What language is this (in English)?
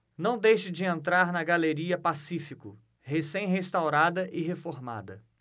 Portuguese